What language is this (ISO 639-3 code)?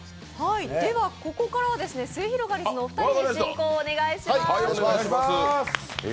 jpn